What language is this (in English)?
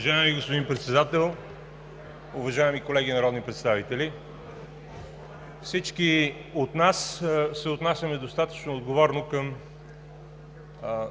Bulgarian